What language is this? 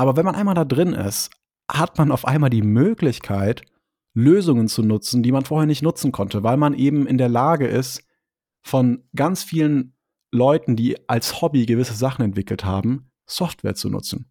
German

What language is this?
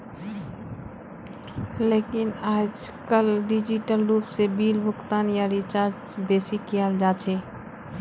Magahi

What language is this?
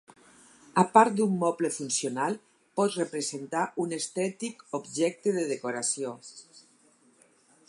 Catalan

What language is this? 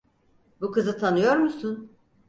Turkish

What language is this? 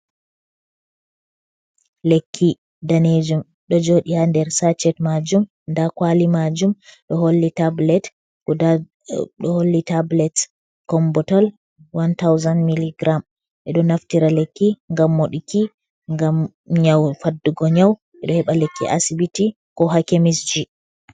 Fula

